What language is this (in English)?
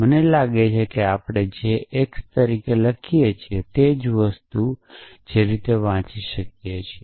Gujarati